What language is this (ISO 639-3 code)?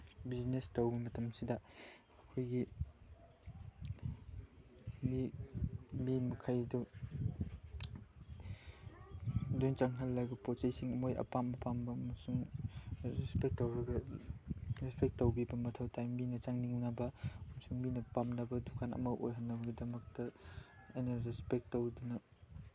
mni